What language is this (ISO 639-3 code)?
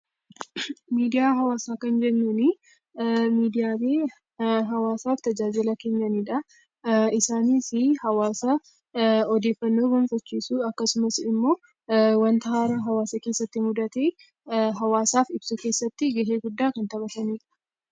orm